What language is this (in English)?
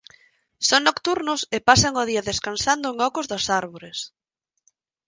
Galician